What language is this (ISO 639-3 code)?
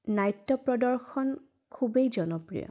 asm